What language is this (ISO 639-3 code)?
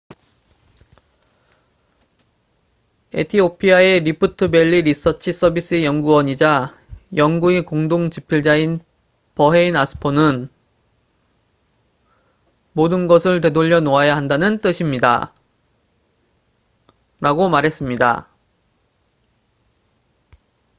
kor